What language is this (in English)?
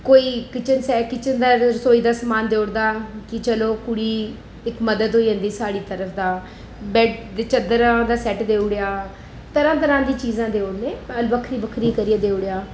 Dogri